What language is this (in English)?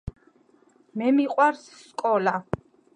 Georgian